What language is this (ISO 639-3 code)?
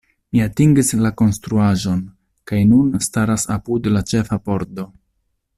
epo